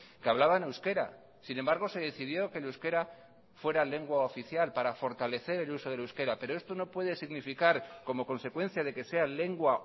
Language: Spanish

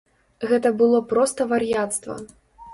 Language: Belarusian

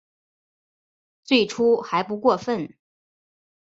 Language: Chinese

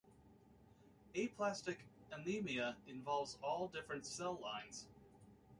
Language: English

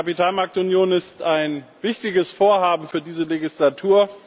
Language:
German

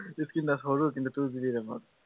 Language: Assamese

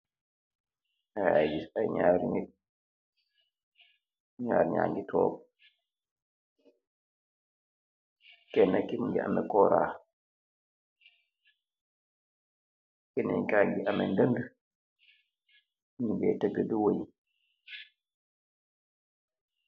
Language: Wolof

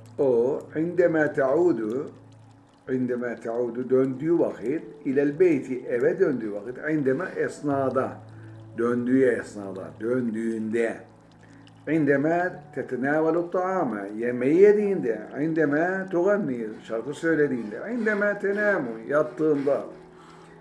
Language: Turkish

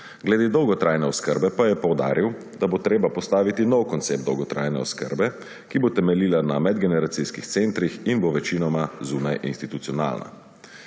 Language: Slovenian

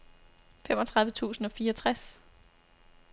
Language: Danish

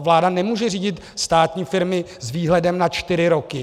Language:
Czech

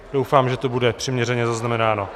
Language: Czech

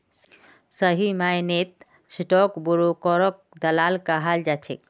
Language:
Magahi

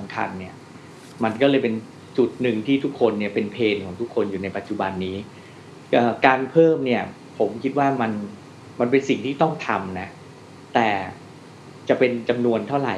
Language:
Thai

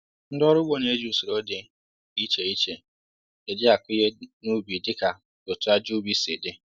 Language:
Igbo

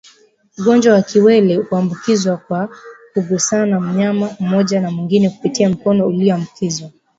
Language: Swahili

